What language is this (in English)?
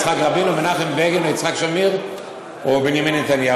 Hebrew